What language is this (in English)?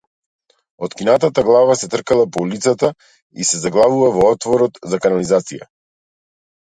Macedonian